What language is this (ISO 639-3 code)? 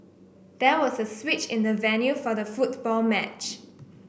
eng